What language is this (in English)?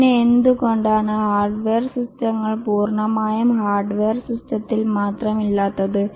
Malayalam